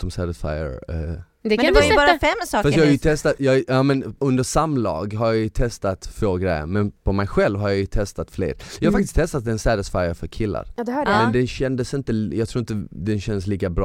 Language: Swedish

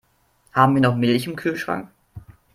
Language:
German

